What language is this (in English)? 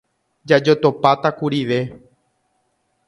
Guarani